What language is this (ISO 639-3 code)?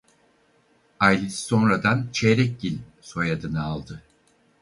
tur